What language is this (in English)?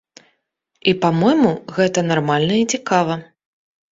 Belarusian